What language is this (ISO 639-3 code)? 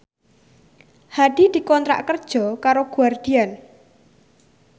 jav